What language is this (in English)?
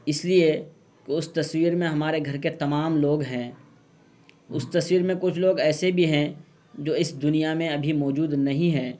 Urdu